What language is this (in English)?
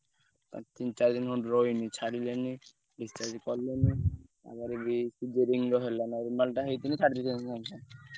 Odia